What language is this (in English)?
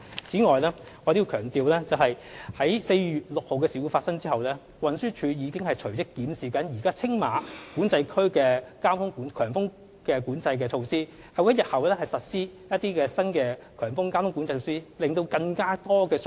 Cantonese